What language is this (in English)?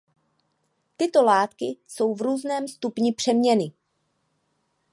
Czech